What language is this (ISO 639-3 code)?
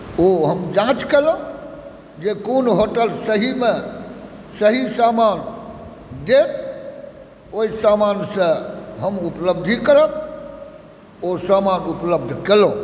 mai